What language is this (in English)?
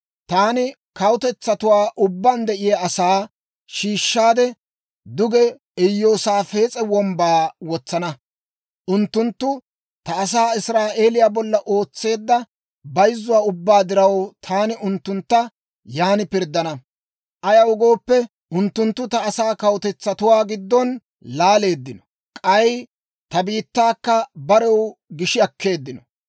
Dawro